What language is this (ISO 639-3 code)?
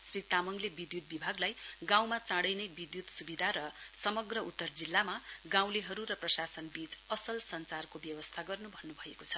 nep